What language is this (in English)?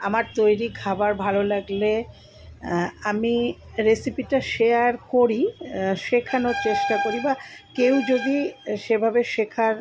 Bangla